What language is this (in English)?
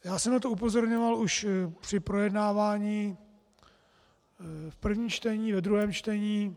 Czech